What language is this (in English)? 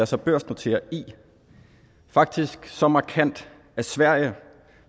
Danish